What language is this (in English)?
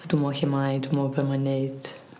Welsh